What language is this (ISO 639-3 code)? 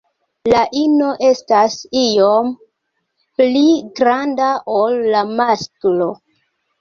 epo